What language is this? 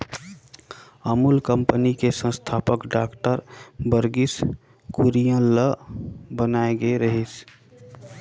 Chhattisgarhi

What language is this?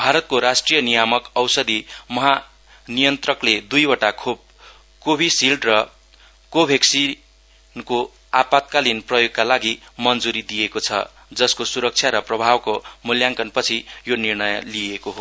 Nepali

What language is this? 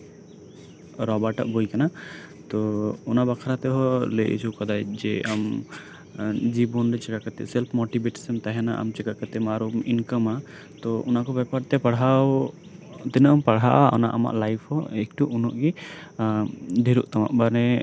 Santali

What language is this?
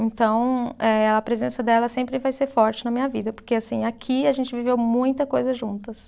Portuguese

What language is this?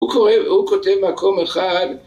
Hebrew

